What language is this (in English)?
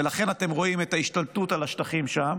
Hebrew